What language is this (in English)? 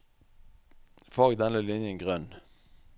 Norwegian